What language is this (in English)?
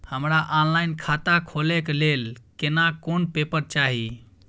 Maithili